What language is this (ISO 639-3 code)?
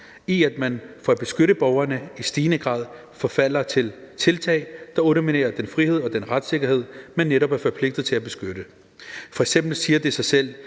dan